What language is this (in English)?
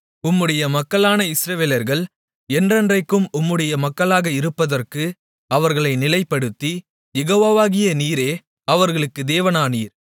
Tamil